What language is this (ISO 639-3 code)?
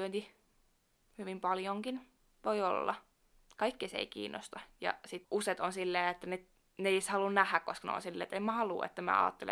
fin